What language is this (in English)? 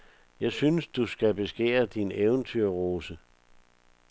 Danish